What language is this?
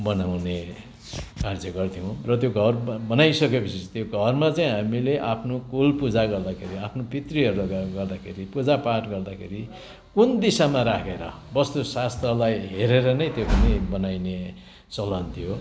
Nepali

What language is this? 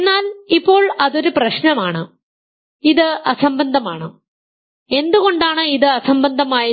Malayalam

